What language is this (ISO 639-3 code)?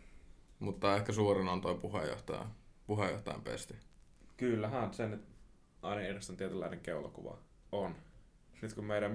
fin